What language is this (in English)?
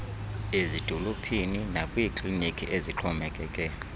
Xhosa